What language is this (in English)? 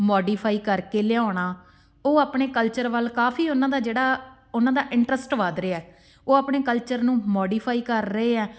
Punjabi